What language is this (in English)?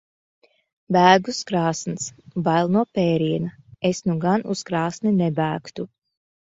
Latvian